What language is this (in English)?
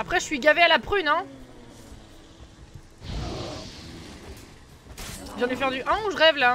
French